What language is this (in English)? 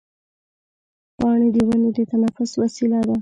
Pashto